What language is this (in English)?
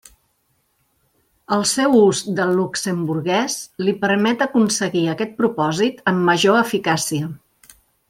Catalan